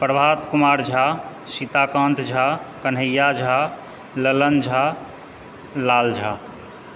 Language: Maithili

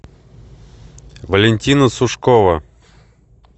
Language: Russian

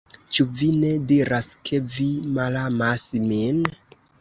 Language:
Esperanto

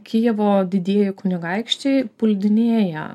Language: Lithuanian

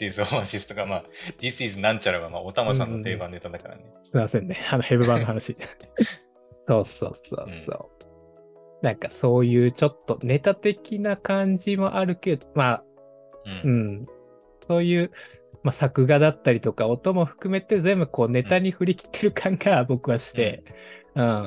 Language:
Japanese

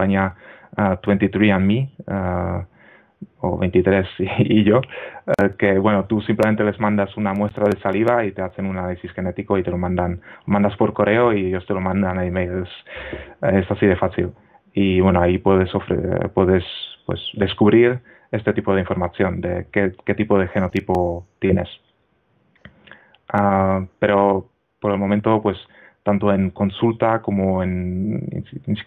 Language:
Spanish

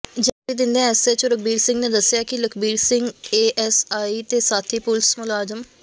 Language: Punjabi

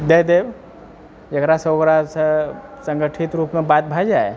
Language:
Maithili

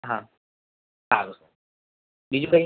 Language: Gujarati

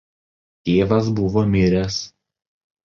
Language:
Lithuanian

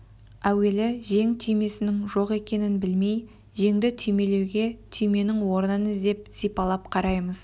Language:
Kazakh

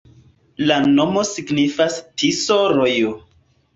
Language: Esperanto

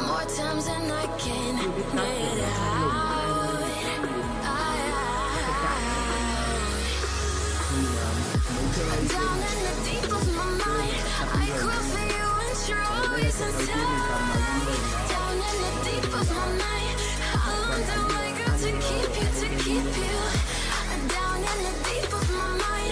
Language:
Vietnamese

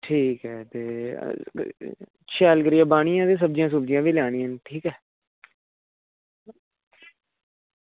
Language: Dogri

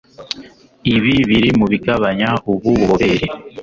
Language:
Kinyarwanda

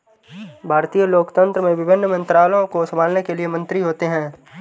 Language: Hindi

